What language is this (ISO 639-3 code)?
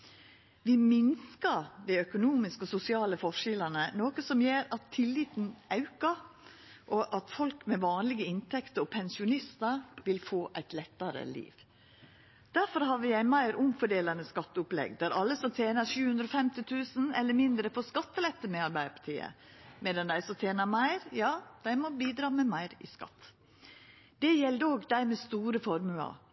nno